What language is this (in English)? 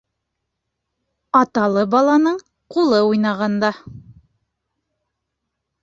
Bashkir